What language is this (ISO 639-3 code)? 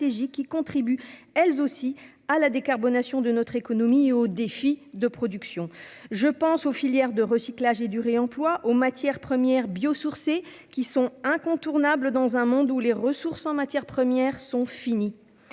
fra